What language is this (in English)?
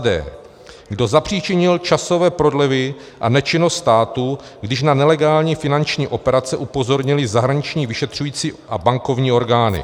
Czech